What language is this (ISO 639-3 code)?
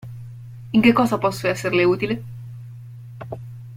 ita